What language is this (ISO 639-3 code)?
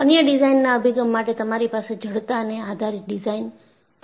guj